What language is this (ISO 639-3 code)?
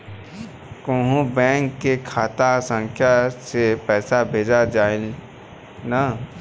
bho